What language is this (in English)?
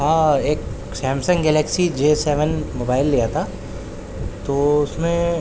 Urdu